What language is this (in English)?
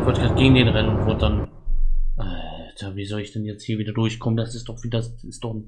German